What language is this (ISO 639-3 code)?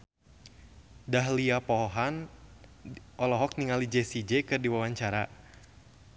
sun